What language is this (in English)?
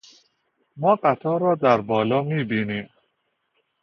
Persian